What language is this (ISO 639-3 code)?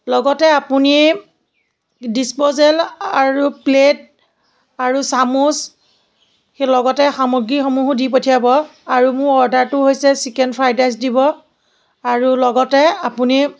asm